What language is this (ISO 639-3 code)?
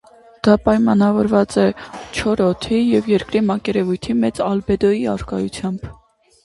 hye